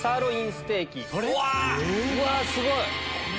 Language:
Japanese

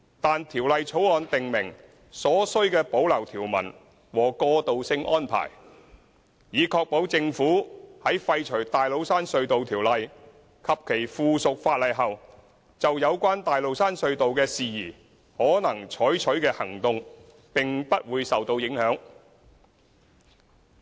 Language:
Cantonese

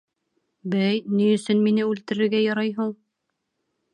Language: Bashkir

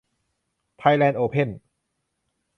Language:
Thai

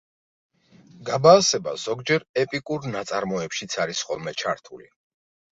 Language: Georgian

